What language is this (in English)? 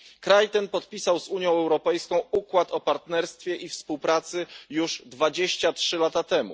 Polish